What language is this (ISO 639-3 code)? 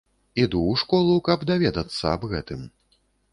bel